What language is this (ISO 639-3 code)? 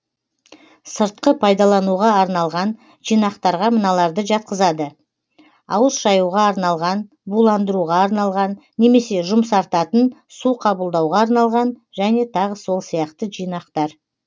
kaz